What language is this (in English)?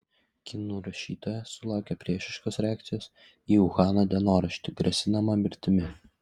Lithuanian